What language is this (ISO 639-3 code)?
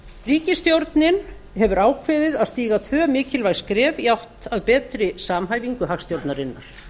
isl